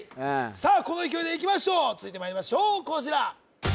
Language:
Japanese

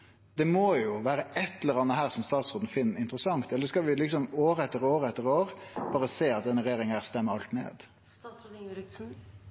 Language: Norwegian Nynorsk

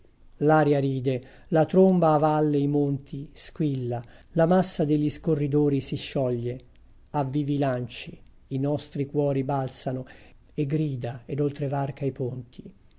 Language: Italian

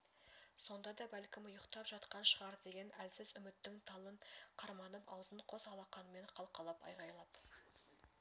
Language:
Kazakh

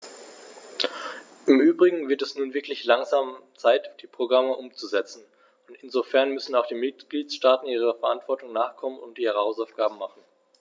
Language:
German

